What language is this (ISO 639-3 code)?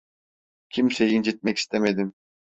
tur